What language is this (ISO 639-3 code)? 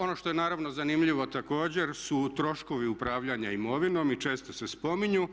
hrv